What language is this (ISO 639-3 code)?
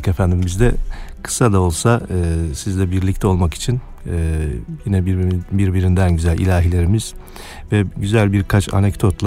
tur